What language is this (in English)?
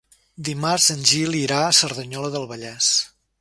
Catalan